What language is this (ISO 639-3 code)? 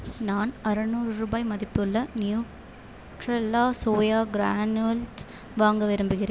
tam